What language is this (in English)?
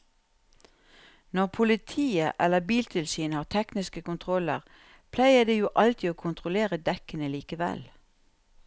Norwegian